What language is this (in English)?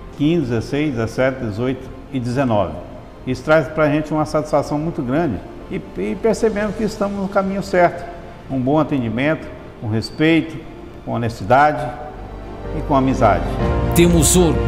Portuguese